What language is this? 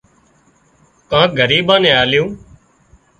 Wadiyara Koli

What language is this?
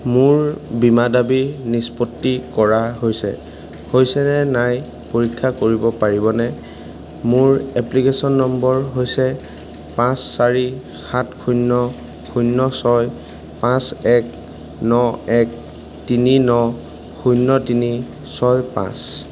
Assamese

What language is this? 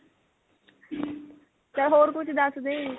Punjabi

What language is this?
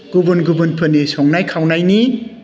Bodo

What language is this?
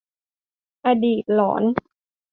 Thai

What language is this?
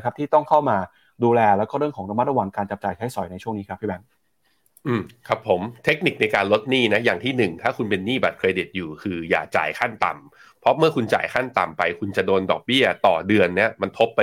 Thai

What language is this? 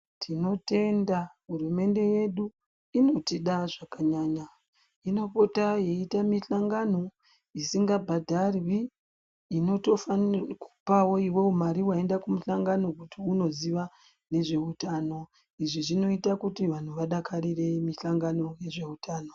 Ndau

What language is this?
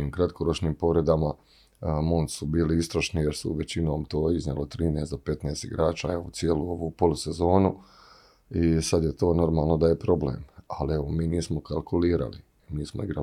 Croatian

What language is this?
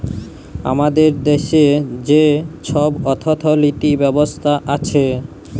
Bangla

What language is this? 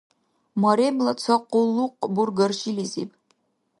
Dargwa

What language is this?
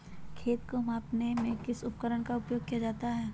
Magahi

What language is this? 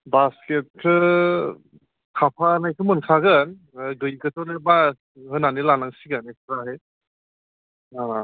Bodo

